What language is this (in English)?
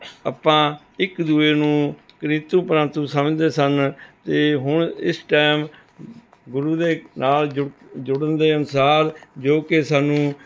Punjabi